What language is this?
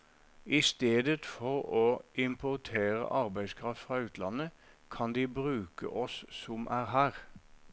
Norwegian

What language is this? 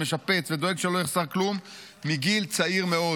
Hebrew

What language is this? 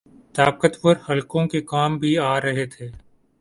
Urdu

